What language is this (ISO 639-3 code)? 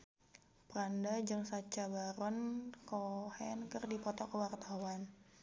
sun